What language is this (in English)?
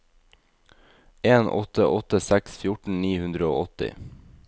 Norwegian